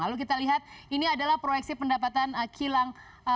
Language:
Indonesian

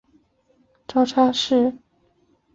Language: Chinese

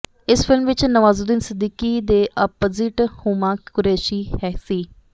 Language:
Punjabi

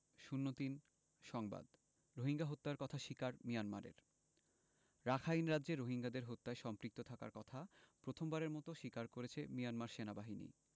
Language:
Bangla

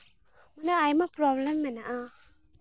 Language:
Santali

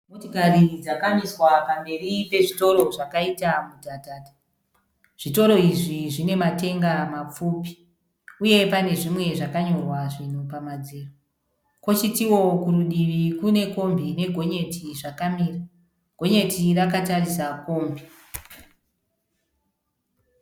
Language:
Shona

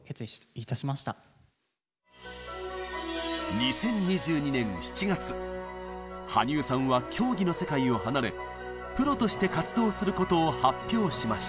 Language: Japanese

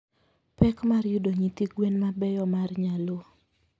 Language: Luo (Kenya and Tanzania)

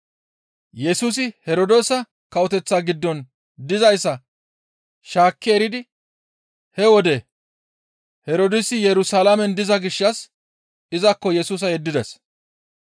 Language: Gamo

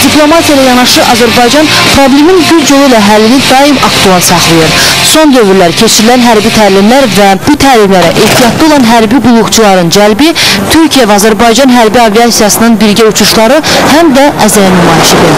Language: Turkish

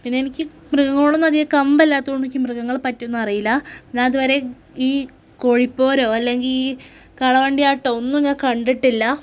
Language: Malayalam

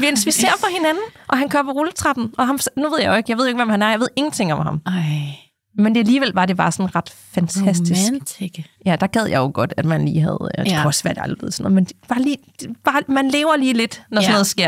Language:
Danish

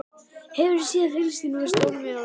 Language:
Icelandic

